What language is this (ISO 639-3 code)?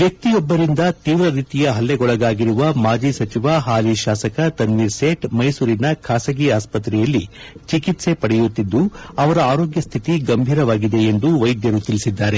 kan